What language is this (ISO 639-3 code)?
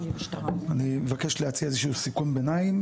heb